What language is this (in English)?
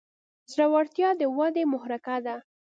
Pashto